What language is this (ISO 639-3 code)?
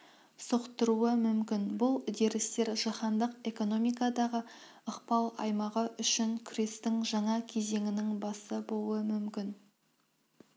kaz